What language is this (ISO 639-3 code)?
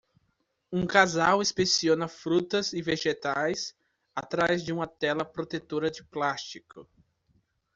por